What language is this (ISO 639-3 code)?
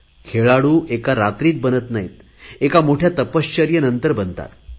mar